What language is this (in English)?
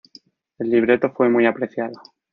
Spanish